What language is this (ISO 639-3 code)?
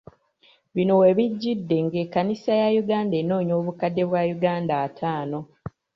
lug